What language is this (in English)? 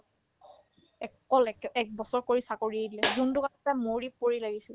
Assamese